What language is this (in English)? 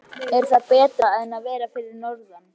Icelandic